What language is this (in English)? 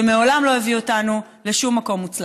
Hebrew